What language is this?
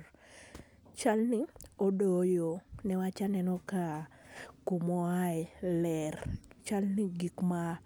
Luo (Kenya and Tanzania)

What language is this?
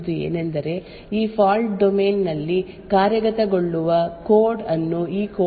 Kannada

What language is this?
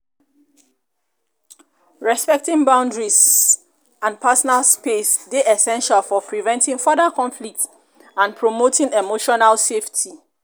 Nigerian Pidgin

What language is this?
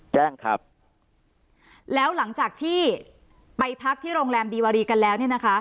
Thai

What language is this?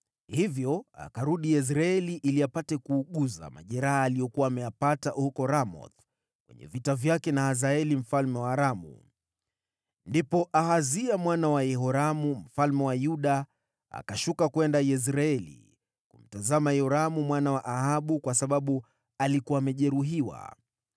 Swahili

